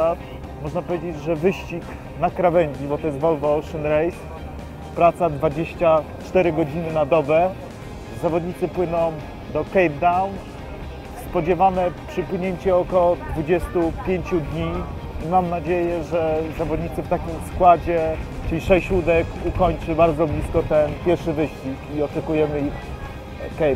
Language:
Polish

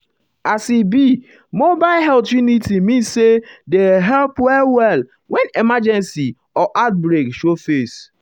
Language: Nigerian Pidgin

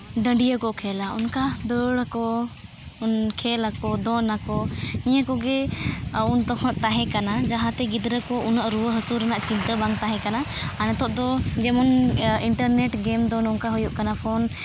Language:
Santali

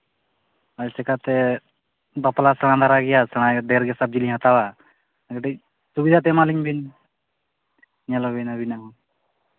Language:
Santali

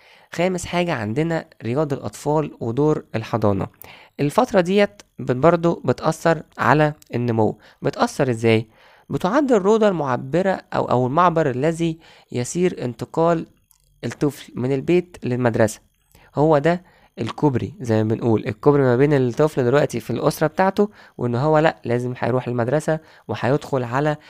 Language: Arabic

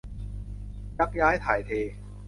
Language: Thai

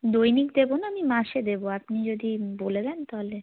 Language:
Bangla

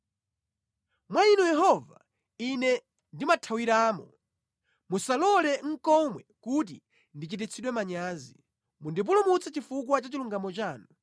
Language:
Nyanja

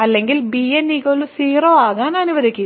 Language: Malayalam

